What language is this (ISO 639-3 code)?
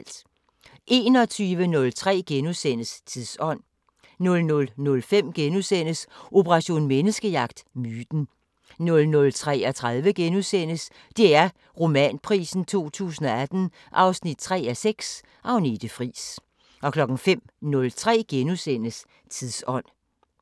dan